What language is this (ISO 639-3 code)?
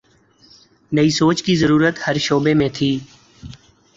urd